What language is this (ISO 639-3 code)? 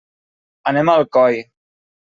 cat